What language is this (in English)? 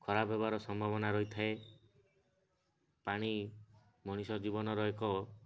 Odia